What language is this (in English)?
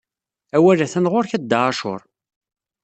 Kabyle